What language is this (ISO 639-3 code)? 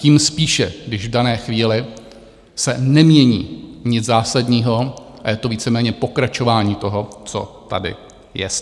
ces